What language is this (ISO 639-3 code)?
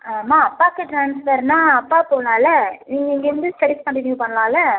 tam